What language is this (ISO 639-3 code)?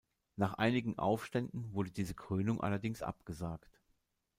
deu